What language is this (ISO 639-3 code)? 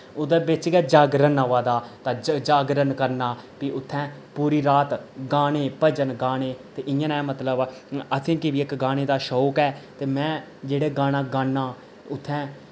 doi